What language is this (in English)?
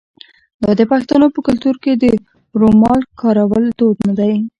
Pashto